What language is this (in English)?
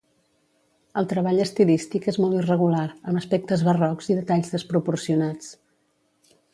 Catalan